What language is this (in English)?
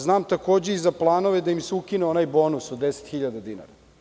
Serbian